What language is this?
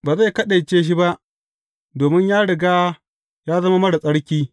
Hausa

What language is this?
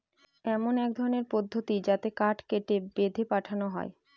Bangla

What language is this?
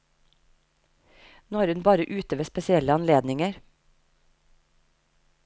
Norwegian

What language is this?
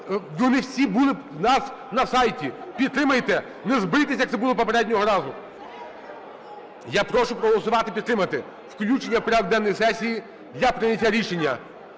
Ukrainian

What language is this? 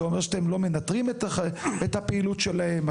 Hebrew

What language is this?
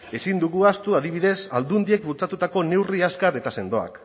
Basque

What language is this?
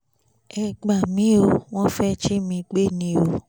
Yoruba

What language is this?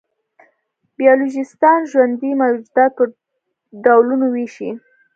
Pashto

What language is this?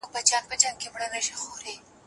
Pashto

